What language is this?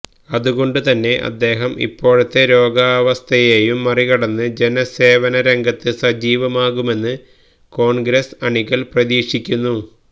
Malayalam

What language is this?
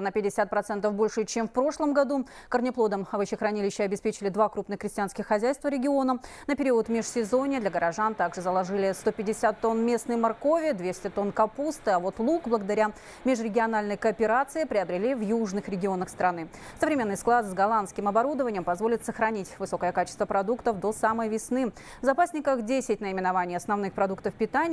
Russian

